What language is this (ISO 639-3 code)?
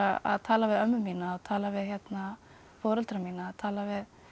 isl